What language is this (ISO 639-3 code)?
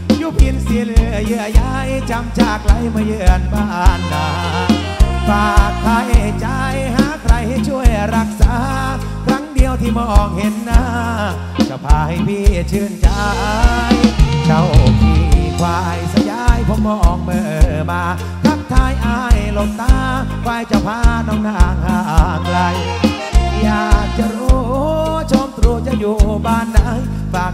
tha